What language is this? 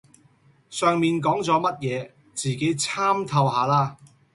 Cantonese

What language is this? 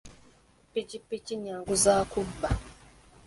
Ganda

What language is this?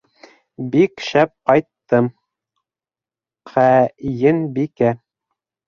Bashkir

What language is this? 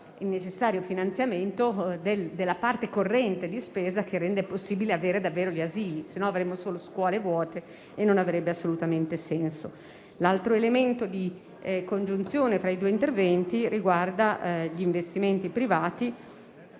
Italian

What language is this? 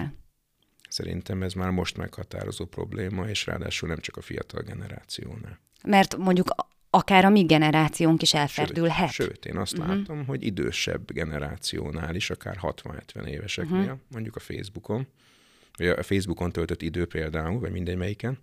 Hungarian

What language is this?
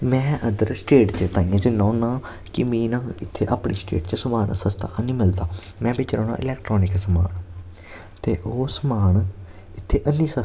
Dogri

